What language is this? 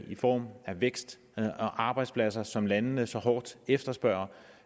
Danish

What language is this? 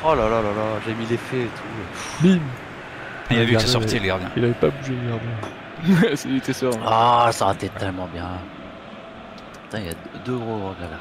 French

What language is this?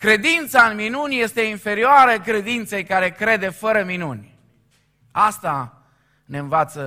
Romanian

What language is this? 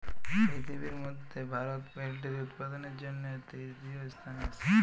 Bangla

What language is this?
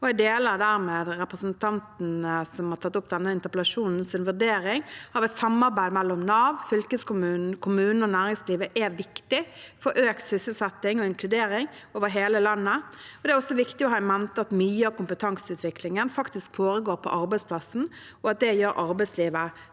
Norwegian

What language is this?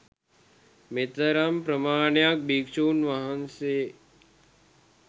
Sinhala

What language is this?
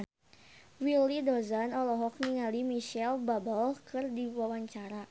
Sundanese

